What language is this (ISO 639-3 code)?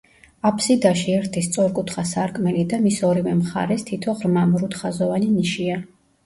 kat